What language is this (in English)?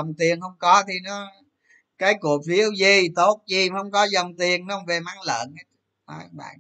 Vietnamese